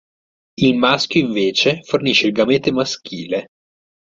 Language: Italian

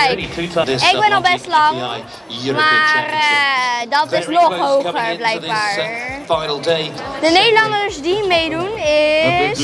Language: Dutch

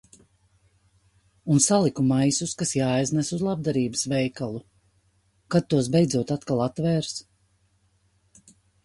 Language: Latvian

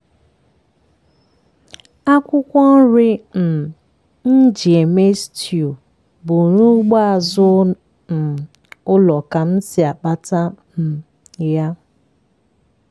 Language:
Igbo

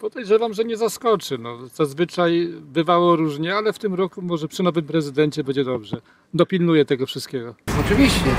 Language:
Polish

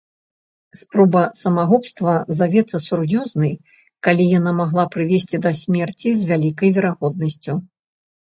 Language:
Belarusian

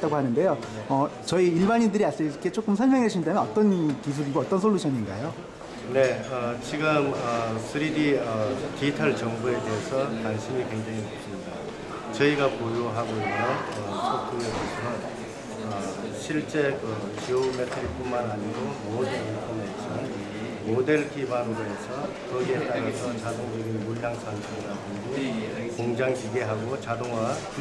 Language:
Korean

